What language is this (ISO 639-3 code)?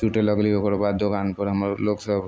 mai